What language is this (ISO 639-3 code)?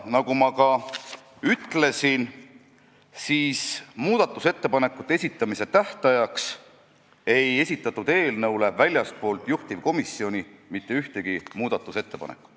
est